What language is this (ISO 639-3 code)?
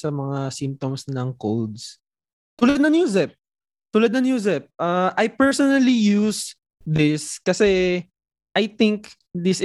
fil